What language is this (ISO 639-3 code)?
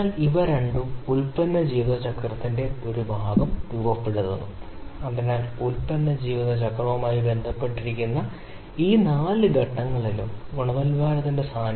mal